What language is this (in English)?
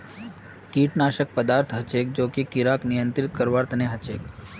Magahi